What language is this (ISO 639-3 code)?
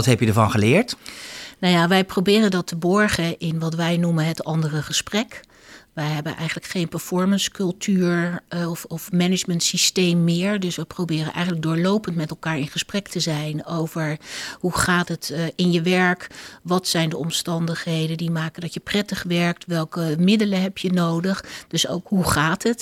nld